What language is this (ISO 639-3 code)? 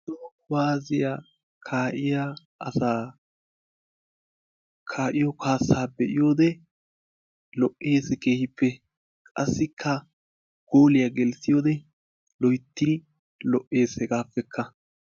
wal